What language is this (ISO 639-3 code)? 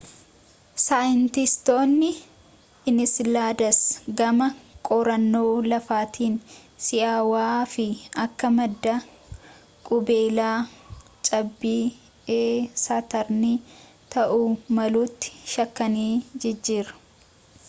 orm